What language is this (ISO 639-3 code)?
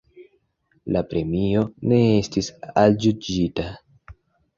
epo